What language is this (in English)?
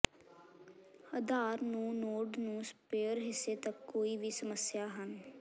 Punjabi